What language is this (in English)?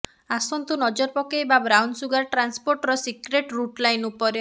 Odia